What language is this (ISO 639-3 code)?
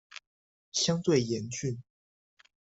zho